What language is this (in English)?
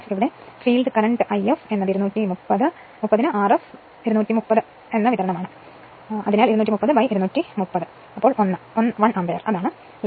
Malayalam